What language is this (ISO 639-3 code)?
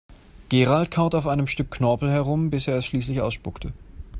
deu